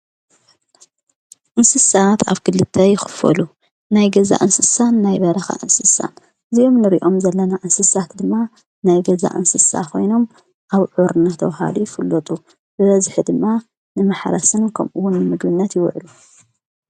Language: Tigrinya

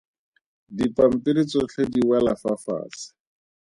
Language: Tswana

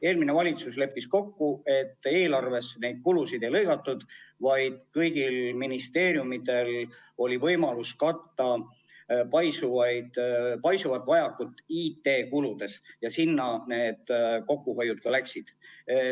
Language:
Estonian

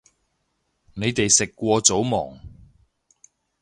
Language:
Cantonese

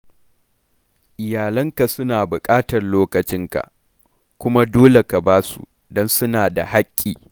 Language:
Hausa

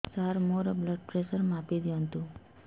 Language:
Odia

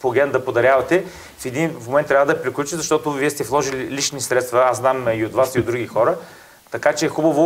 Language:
Bulgarian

